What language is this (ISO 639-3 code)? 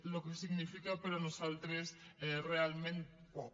cat